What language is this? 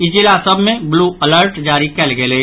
Maithili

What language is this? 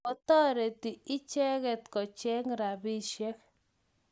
Kalenjin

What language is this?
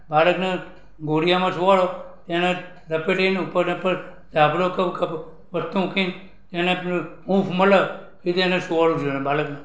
Gujarati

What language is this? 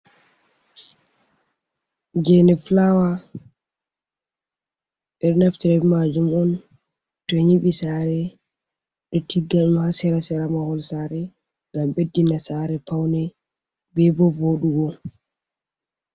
Fula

